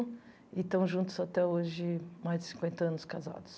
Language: Portuguese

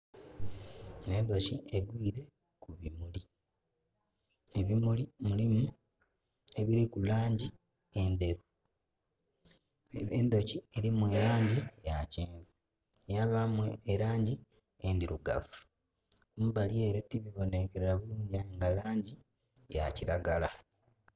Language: Soga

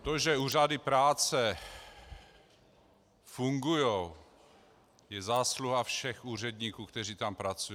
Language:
Czech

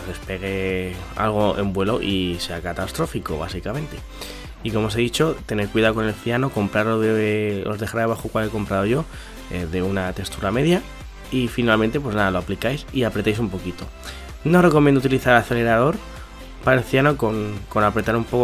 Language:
Spanish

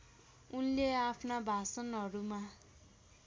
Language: Nepali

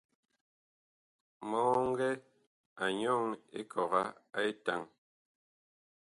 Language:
Bakoko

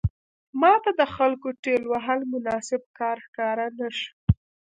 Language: Pashto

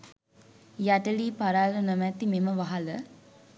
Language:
Sinhala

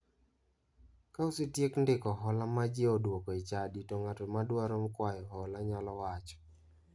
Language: Luo (Kenya and Tanzania)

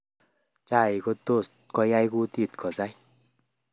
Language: Kalenjin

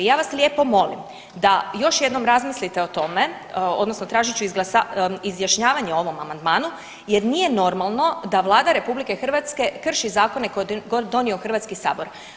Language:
Croatian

